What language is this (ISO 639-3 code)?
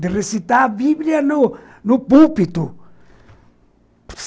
por